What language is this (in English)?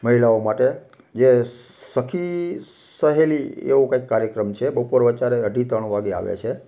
Gujarati